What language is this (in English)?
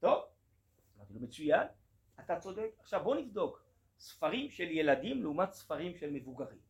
Hebrew